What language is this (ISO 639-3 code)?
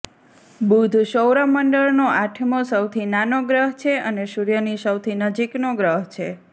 guj